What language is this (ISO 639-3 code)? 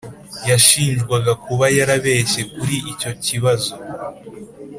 kin